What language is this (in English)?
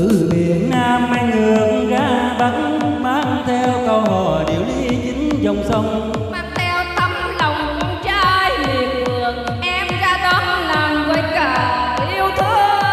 Vietnamese